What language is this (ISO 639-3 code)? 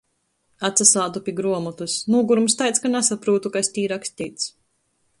ltg